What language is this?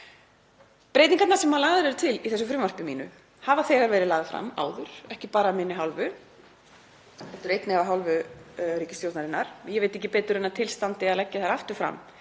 Icelandic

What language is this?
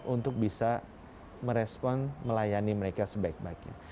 Indonesian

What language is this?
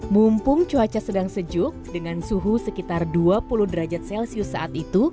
Indonesian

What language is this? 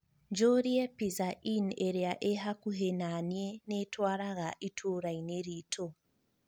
Kikuyu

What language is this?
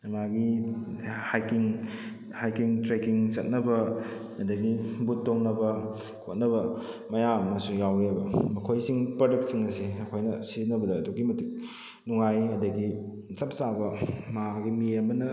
Manipuri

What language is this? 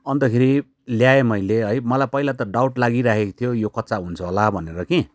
Nepali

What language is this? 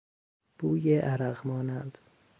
Persian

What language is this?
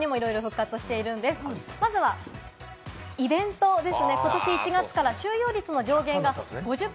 Japanese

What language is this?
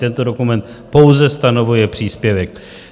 Czech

